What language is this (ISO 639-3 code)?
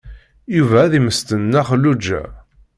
kab